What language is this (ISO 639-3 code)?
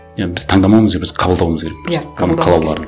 kaz